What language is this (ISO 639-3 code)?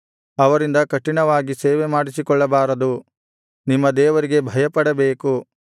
kan